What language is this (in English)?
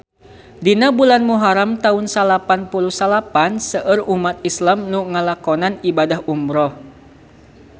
Sundanese